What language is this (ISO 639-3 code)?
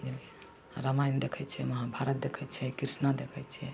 mai